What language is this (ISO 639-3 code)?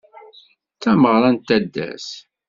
kab